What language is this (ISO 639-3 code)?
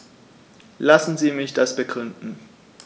deu